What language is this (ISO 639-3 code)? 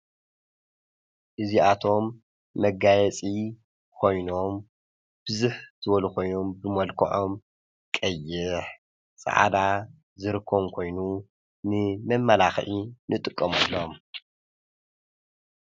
tir